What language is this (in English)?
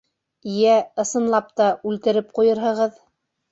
Bashkir